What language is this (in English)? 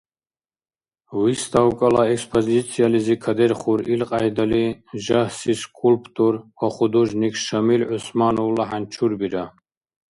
Dargwa